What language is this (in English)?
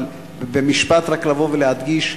Hebrew